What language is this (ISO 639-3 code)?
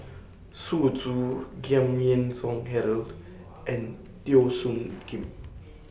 eng